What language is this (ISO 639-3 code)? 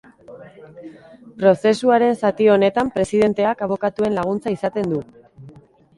eus